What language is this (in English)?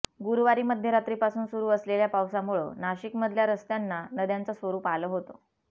Marathi